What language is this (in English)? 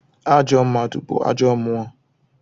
Igbo